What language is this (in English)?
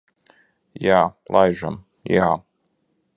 Latvian